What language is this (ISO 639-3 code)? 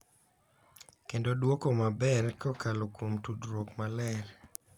luo